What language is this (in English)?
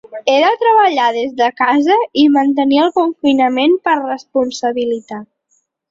Catalan